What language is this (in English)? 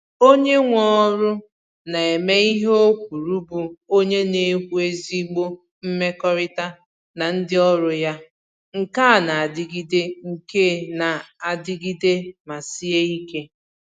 Igbo